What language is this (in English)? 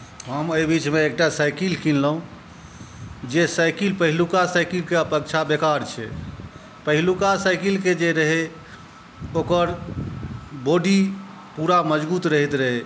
Maithili